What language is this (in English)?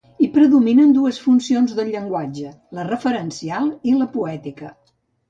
Catalan